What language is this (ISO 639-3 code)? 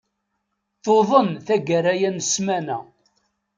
kab